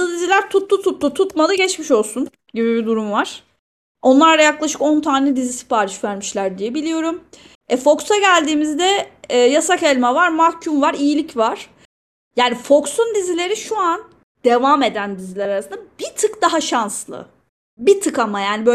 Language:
Turkish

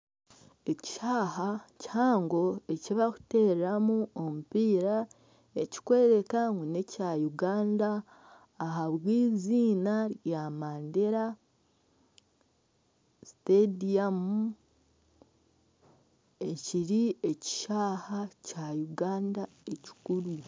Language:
Nyankole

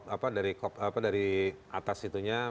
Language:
Indonesian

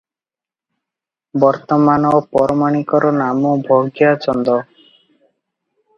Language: Odia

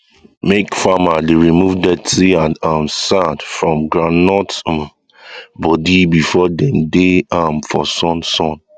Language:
Nigerian Pidgin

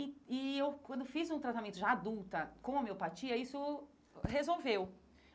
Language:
Portuguese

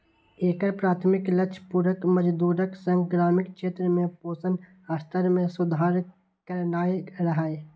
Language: Maithili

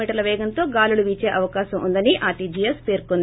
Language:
Telugu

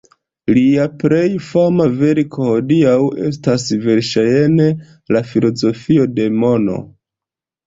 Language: Esperanto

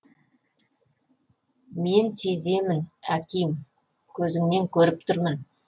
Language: Kazakh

